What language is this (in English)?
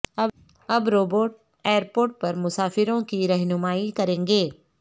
Urdu